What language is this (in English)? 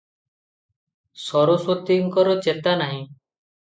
Odia